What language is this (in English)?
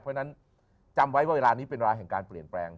Thai